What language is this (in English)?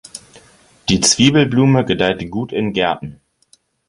German